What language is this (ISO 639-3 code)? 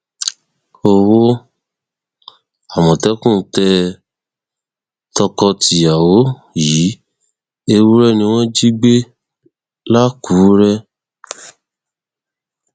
yor